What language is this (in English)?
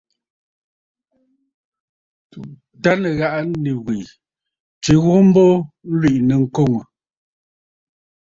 Bafut